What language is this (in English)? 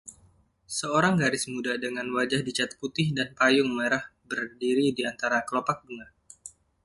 Indonesian